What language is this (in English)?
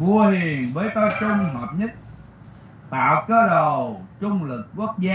Vietnamese